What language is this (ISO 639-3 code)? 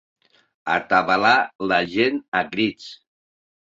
cat